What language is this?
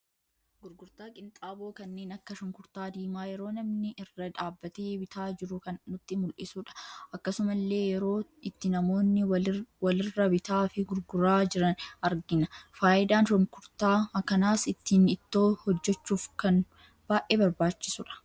Oromo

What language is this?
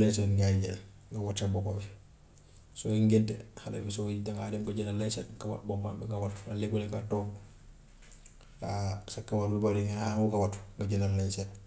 Gambian Wolof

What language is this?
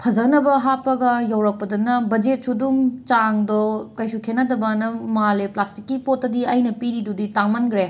Manipuri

